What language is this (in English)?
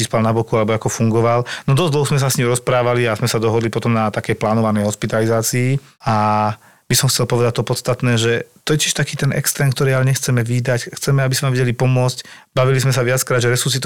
Slovak